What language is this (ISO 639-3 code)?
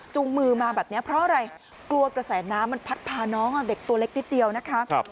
tha